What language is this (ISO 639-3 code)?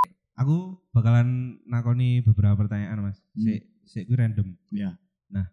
ind